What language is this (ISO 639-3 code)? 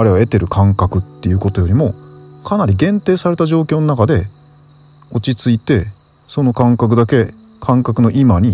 jpn